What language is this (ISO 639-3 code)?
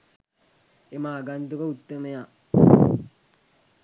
sin